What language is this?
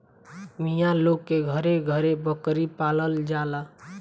Bhojpuri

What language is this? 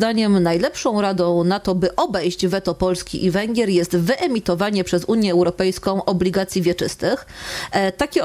Polish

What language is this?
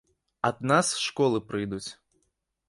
Belarusian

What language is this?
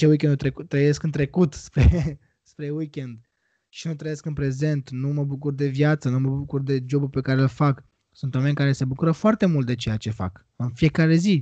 Romanian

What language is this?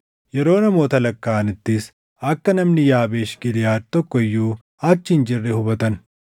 Oromo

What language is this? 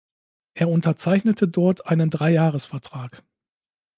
German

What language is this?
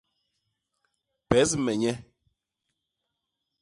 Basaa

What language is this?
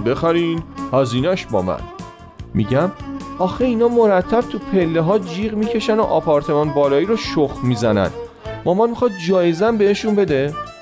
Persian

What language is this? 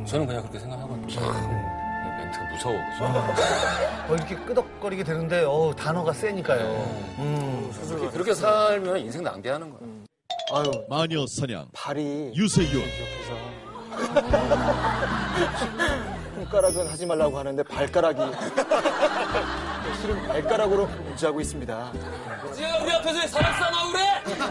Korean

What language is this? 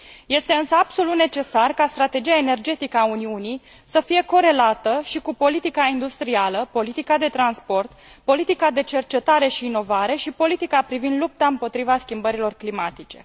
Romanian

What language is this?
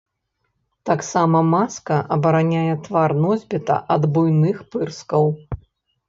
Belarusian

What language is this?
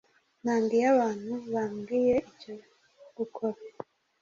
Kinyarwanda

